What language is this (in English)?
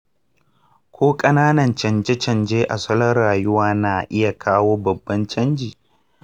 Hausa